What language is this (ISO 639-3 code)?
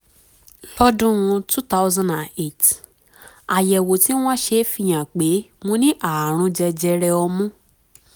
yor